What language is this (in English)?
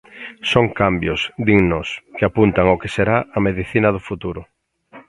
Galician